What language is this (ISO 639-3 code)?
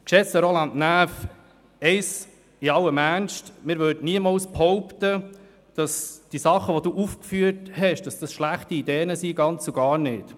gsw